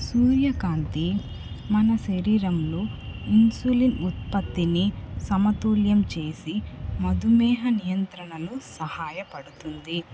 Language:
Telugu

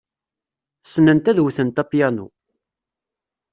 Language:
Kabyle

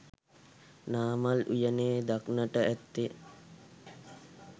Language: Sinhala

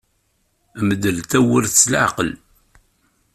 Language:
Kabyle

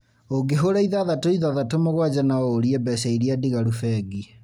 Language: Kikuyu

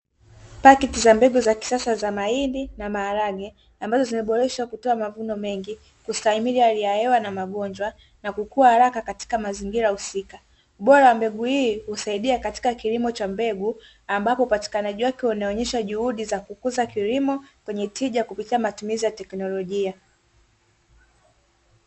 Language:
Swahili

